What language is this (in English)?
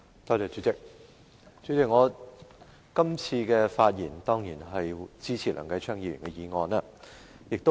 Cantonese